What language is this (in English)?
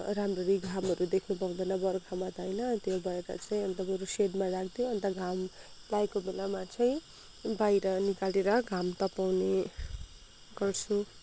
Nepali